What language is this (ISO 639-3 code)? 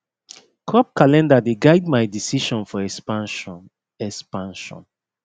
pcm